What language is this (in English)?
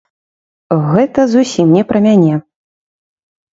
Belarusian